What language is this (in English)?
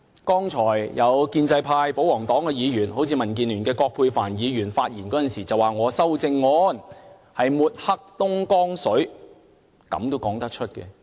Cantonese